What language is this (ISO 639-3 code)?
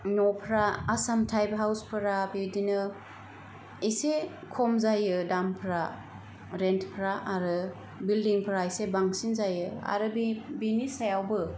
brx